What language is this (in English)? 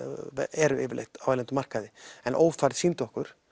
Icelandic